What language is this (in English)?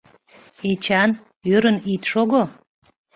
Mari